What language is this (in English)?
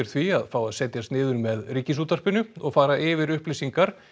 Icelandic